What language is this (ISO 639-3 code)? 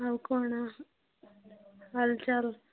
ori